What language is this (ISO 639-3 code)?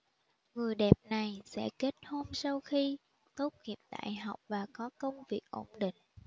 vie